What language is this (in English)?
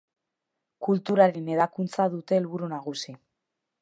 Basque